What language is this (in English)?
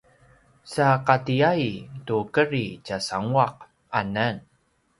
Paiwan